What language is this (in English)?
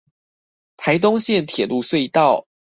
Chinese